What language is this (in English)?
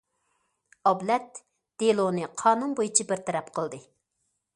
Uyghur